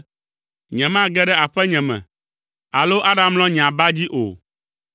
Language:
Ewe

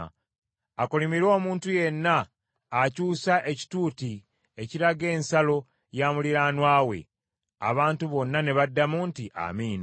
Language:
Ganda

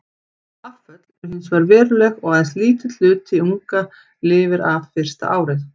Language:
Icelandic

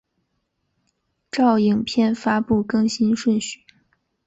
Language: Chinese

